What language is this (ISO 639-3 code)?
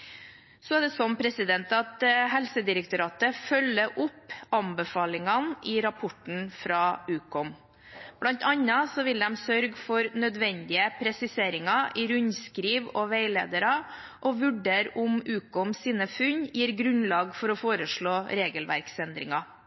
nob